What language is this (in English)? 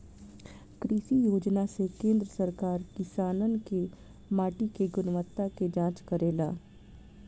Bhojpuri